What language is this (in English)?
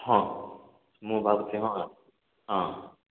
Odia